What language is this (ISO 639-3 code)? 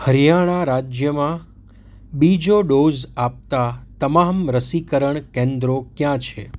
guj